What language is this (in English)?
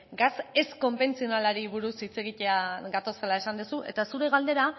Basque